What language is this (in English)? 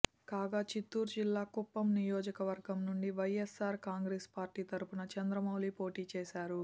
Telugu